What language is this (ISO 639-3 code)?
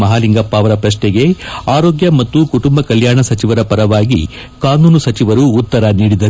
kan